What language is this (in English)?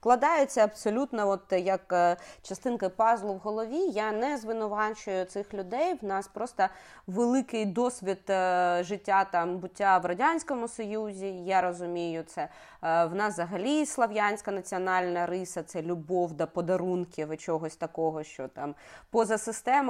Ukrainian